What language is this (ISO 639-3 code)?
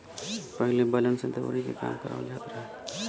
bho